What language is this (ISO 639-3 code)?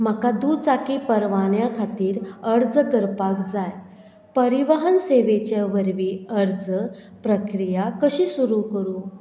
kok